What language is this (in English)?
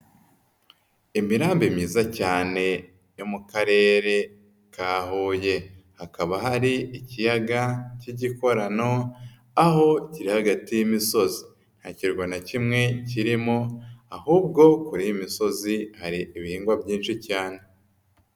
Kinyarwanda